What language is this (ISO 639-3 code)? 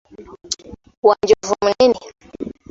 lug